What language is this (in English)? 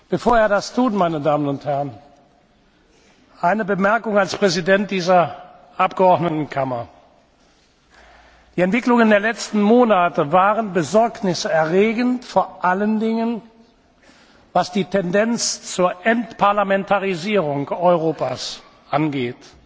German